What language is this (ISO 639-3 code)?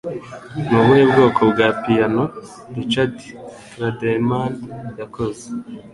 kin